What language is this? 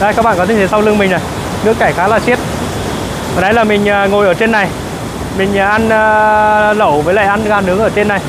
Vietnamese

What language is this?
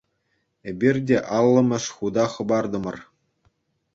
Chuvash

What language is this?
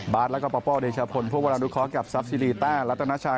Thai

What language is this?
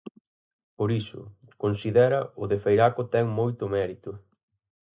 Galician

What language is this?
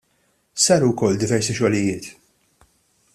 Maltese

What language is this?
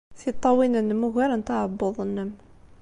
Kabyle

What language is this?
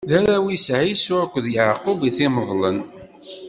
Kabyle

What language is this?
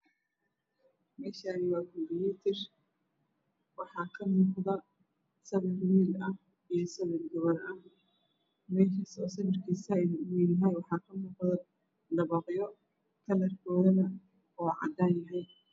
Somali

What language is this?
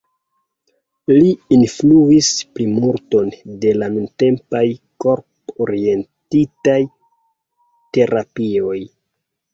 Esperanto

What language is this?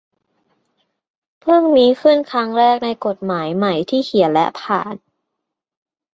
Thai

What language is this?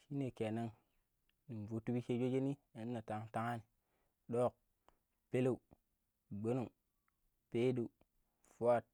Pero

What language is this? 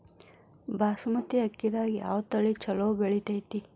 Kannada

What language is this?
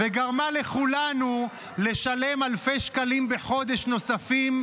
Hebrew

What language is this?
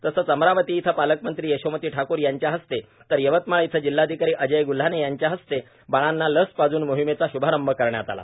Marathi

